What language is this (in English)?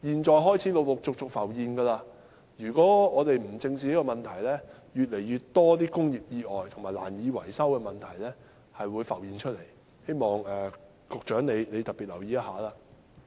Cantonese